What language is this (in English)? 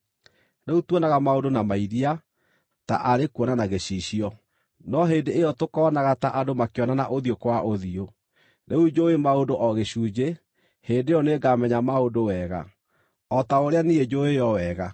Kikuyu